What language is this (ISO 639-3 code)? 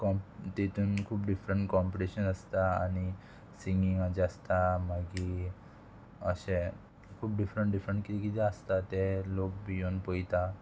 kok